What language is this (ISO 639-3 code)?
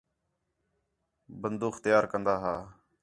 xhe